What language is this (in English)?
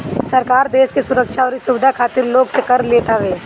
Bhojpuri